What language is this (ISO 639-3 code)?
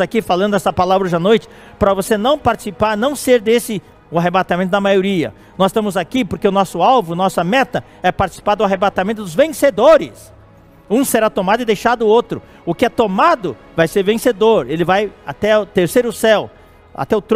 por